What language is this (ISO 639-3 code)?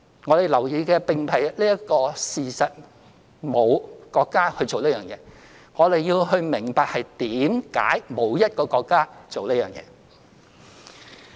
yue